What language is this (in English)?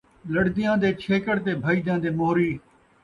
Saraiki